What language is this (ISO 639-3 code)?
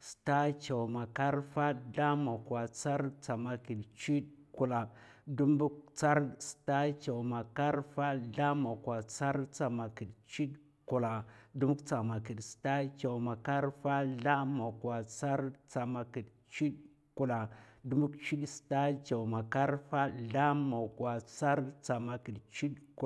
maf